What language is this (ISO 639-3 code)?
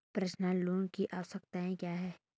hin